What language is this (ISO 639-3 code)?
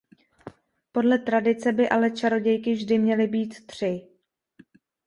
ces